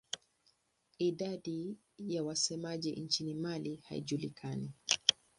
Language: Swahili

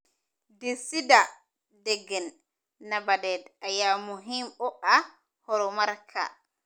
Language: Somali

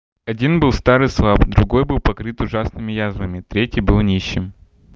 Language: Russian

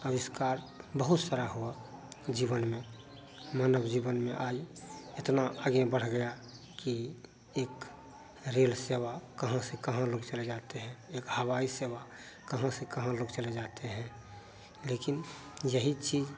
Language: Hindi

